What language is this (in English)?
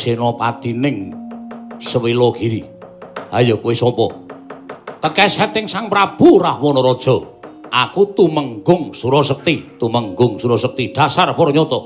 Indonesian